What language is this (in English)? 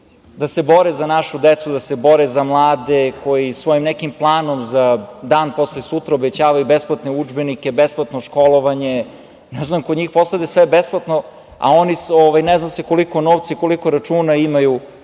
Serbian